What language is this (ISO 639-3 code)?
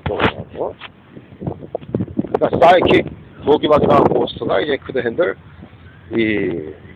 kor